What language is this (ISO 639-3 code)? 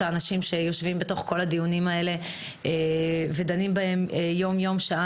heb